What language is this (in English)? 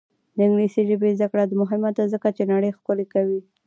Pashto